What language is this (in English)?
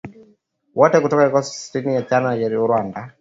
Swahili